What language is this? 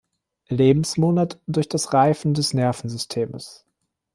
German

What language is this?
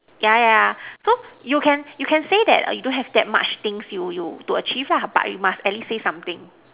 English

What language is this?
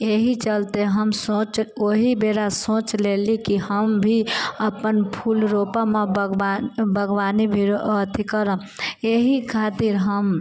Maithili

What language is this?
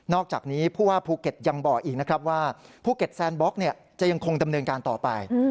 Thai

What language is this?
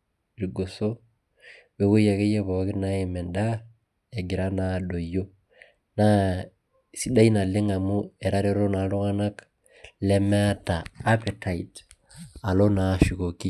Masai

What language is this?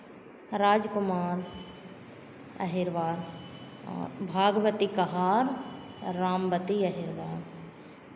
Hindi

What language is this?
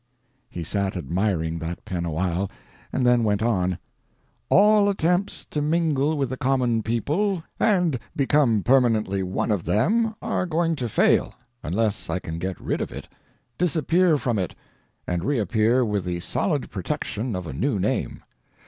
English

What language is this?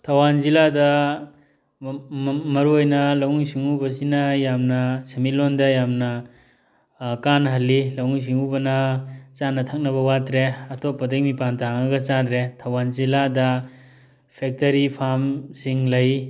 Manipuri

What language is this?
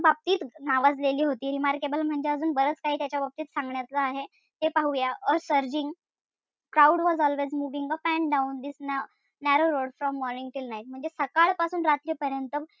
Marathi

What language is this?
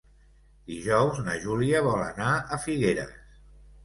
Catalan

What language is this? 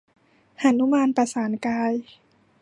Thai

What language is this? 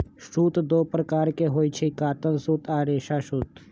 Magahi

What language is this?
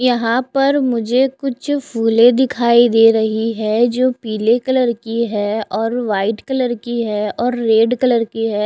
Hindi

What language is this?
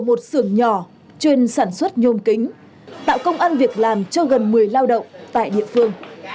Vietnamese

